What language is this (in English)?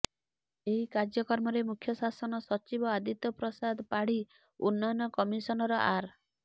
Odia